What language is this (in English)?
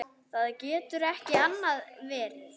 Icelandic